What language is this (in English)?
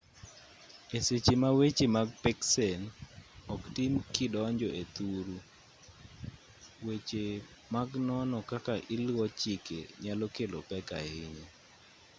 Luo (Kenya and Tanzania)